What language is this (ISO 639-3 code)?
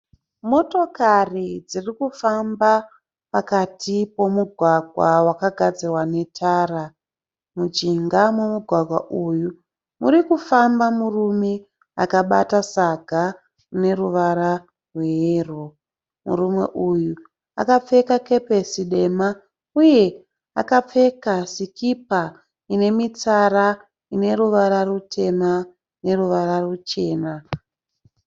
sna